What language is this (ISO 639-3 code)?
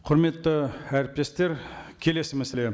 kaz